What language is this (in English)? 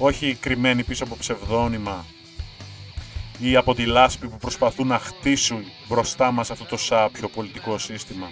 Greek